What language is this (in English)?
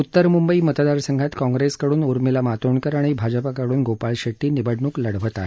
Marathi